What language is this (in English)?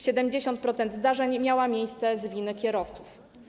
Polish